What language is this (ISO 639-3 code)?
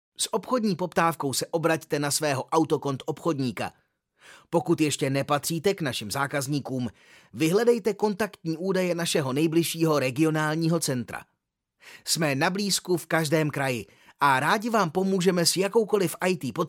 ces